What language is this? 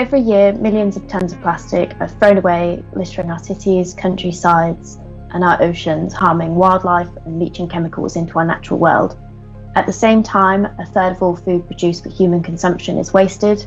English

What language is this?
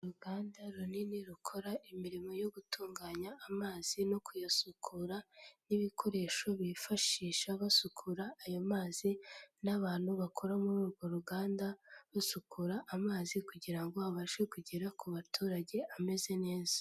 Kinyarwanda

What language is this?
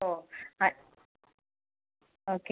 Malayalam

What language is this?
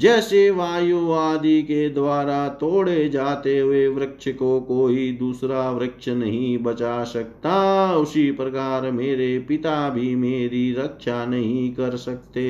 Hindi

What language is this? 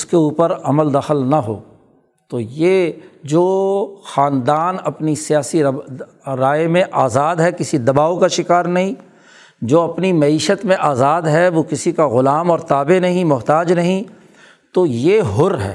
Urdu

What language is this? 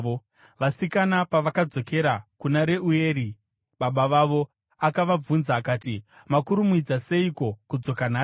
Shona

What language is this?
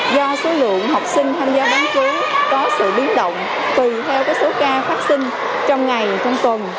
Vietnamese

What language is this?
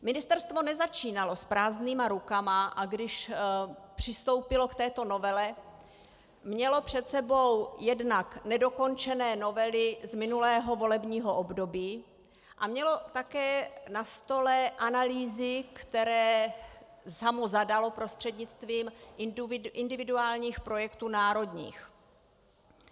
Czech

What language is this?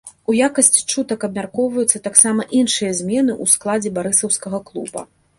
Belarusian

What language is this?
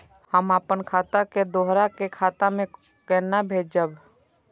Maithili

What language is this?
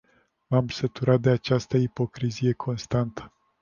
Romanian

